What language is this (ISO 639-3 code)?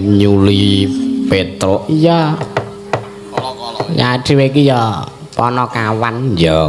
ind